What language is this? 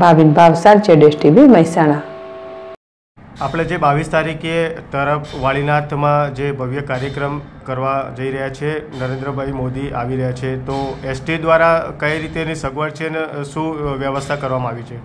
Gujarati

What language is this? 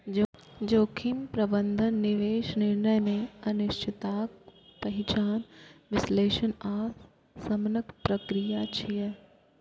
Maithili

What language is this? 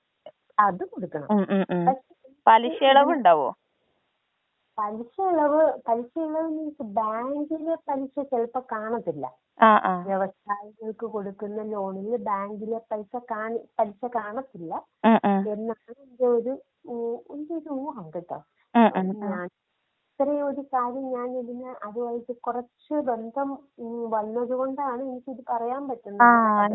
Malayalam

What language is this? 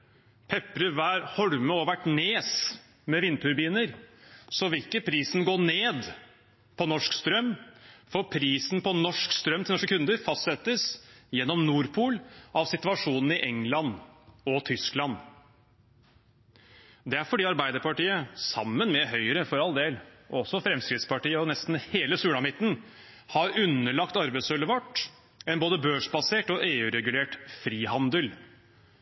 Norwegian Bokmål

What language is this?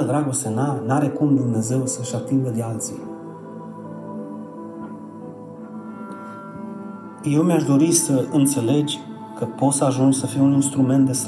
Romanian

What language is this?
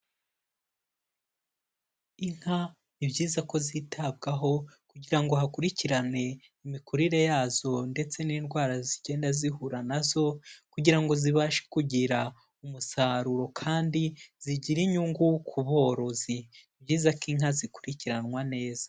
Kinyarwanda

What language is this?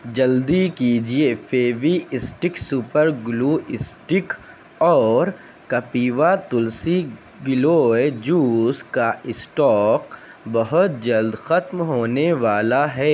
Urdu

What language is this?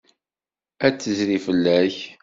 Kabyle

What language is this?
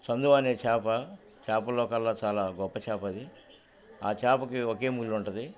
Telugu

